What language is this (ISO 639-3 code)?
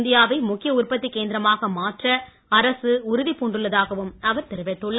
tam